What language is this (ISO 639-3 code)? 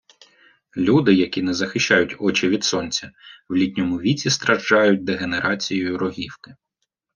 ukr